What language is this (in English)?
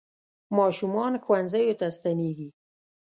Pashto